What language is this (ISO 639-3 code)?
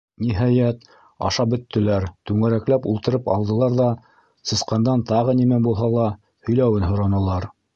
bak